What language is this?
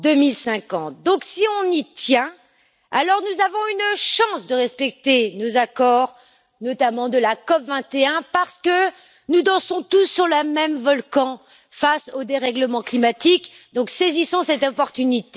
French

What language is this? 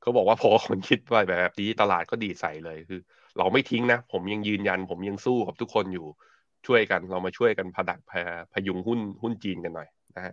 Thai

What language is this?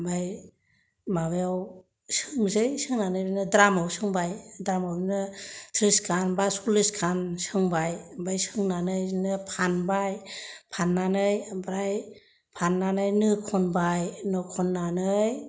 Bodo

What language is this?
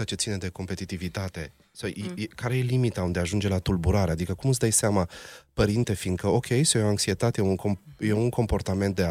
Romanian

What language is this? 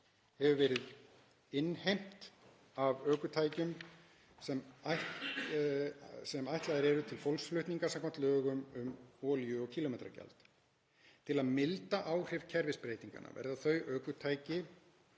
Icelandic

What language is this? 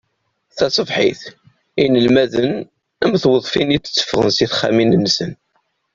Kabyle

